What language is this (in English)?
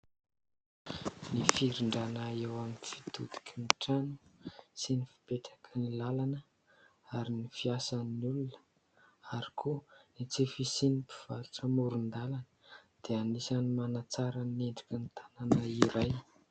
Malagasy